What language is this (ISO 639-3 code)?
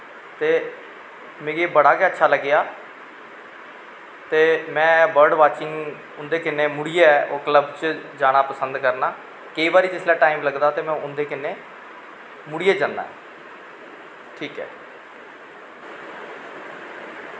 doi